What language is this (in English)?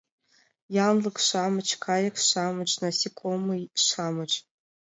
Mari